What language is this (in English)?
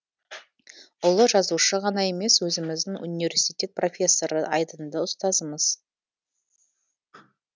Kazakh